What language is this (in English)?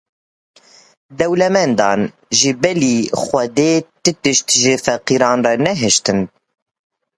Kurdish